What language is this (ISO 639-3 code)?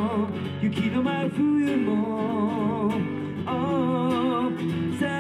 jpn